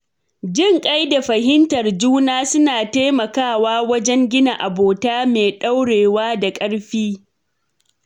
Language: Hausa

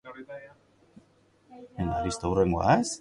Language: Basque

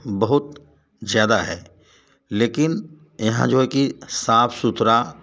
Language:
Hindi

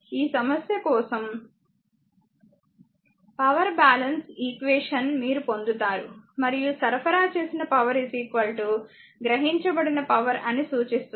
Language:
Telugu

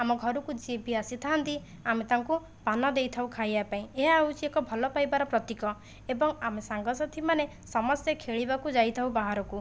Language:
Odia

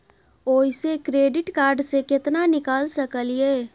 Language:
Maithili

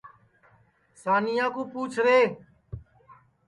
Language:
Sansi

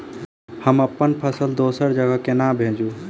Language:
Maithili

